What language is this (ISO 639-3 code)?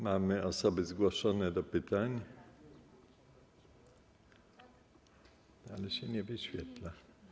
pol